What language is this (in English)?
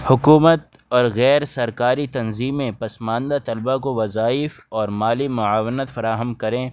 Urdu